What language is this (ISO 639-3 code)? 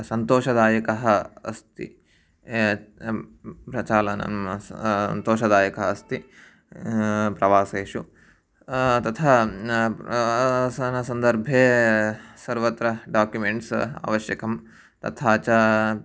san